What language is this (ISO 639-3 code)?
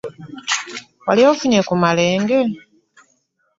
lug